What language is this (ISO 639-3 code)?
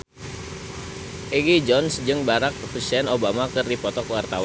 sun